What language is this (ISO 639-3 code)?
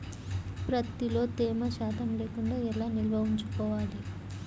tel